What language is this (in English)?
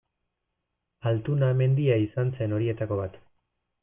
Basque